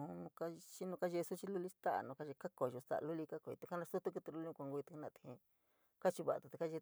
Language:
San Miguel El Grande Mixtec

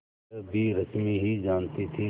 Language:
Hindi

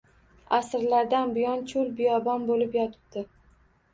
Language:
Uzbek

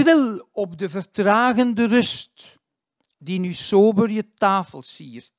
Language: Dutch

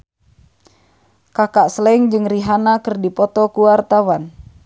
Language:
Sundanese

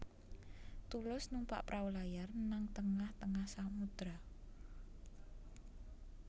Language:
Javanese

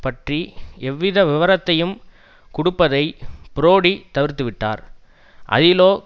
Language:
Tamil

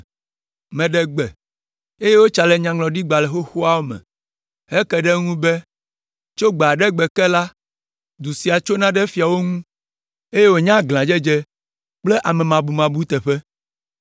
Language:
Ewe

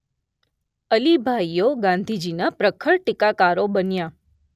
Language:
Gujarati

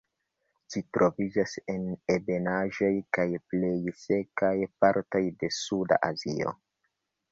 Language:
Esperanto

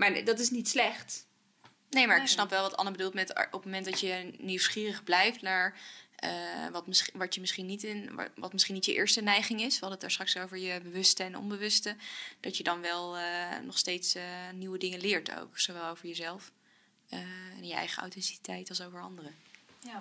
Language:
Dutch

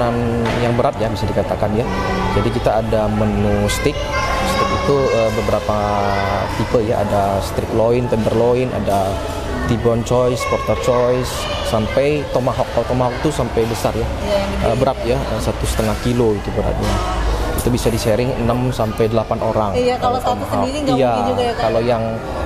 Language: Indonesian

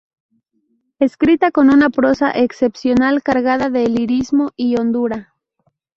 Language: Spanish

